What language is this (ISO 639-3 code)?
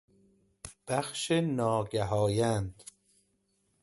fas